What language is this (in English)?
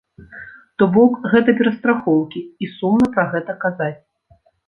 Belarusian